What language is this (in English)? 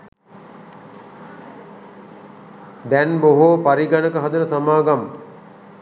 Sinhala